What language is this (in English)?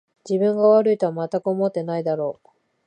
Japanese